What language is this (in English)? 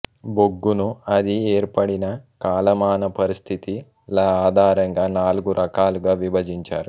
Telugu